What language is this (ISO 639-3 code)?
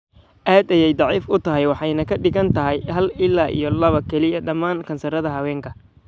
som